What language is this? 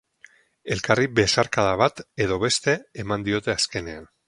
Basque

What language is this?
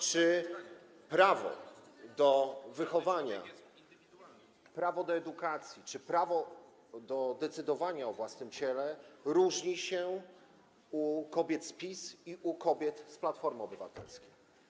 Polish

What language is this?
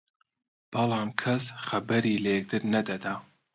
Central Kurdish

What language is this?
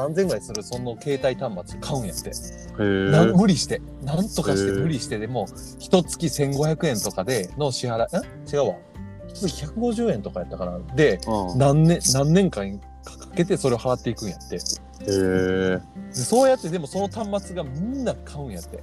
Japanese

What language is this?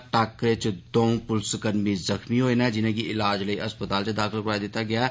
Dogri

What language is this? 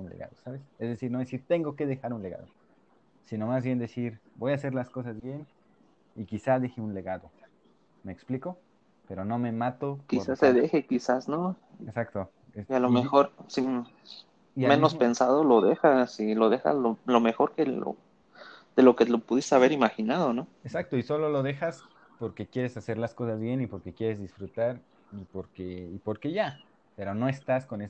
Spanish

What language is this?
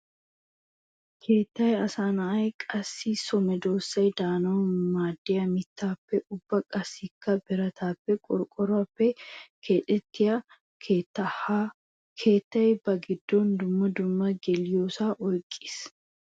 Wolaytta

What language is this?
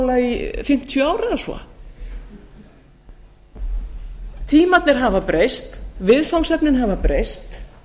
Icelandic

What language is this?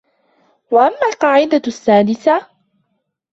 Arabic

